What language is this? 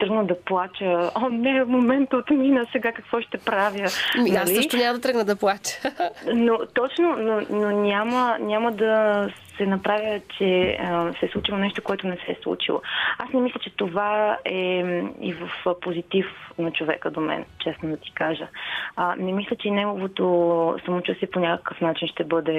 Bulgarian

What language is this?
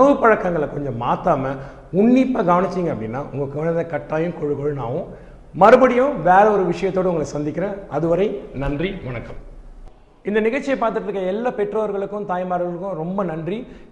Tamil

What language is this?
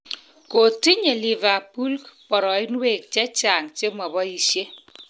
Kalenjin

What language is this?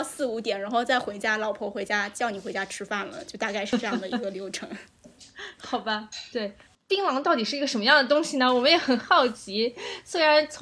Chinese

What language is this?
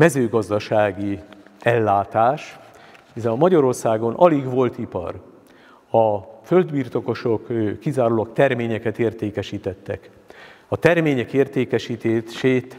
Hungarian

